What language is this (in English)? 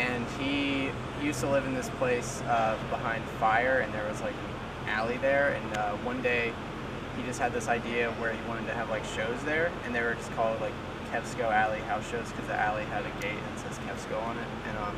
English